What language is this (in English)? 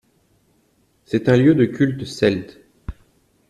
French